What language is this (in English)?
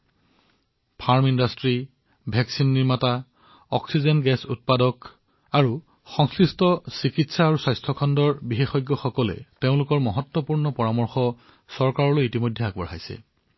Assamese